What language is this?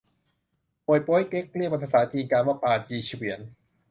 Thai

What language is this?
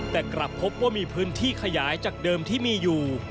Thai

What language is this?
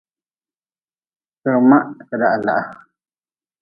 Nawdm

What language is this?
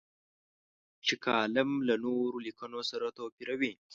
Pashto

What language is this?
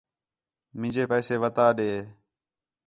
Khetrani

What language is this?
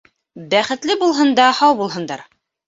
Bashkir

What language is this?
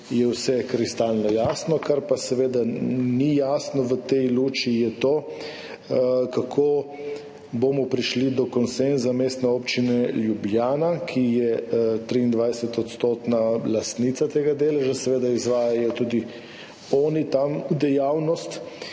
Slovenian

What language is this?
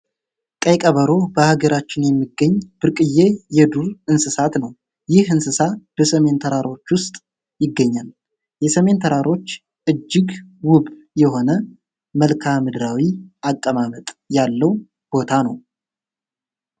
Amharic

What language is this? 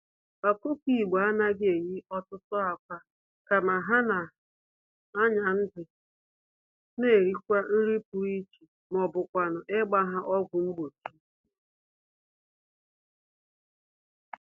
Igbo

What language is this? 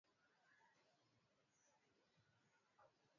Swahili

